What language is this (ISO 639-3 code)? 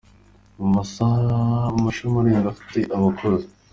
kin